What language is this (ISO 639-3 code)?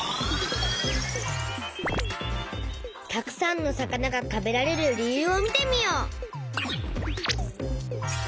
jpn